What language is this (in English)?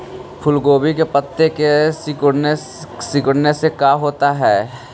Magahi